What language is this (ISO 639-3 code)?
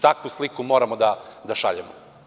srp